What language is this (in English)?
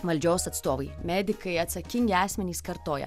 Lithuanian